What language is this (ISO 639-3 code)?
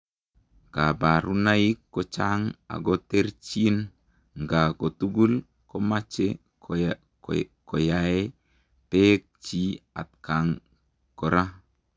kln